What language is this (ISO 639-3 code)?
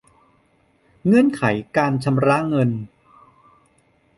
tha